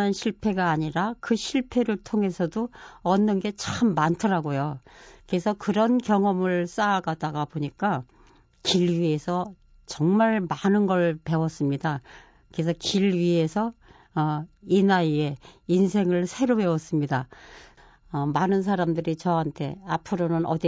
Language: Korean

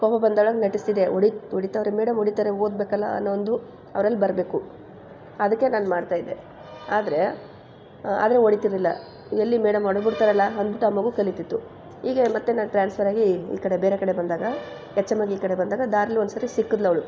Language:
Kannada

